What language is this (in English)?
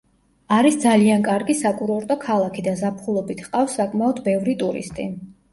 Georgian